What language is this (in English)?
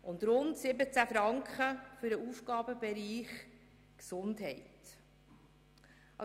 Swiss German